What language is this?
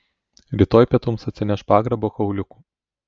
Lithuanian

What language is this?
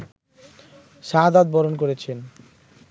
Bangla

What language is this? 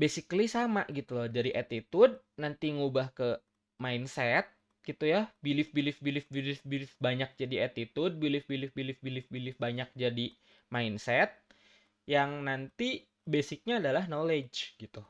Indonesian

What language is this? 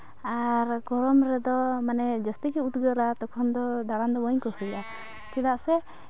Santali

